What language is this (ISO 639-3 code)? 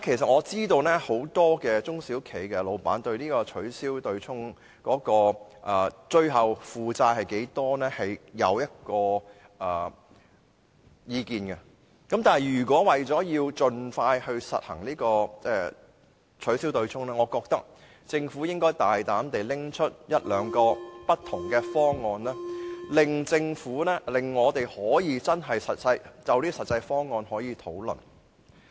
yue